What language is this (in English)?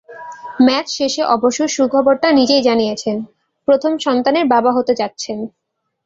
Bangla